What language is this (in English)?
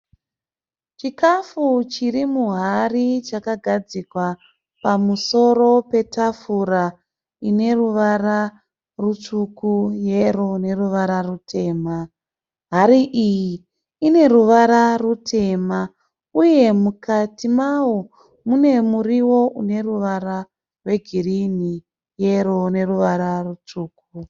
Shona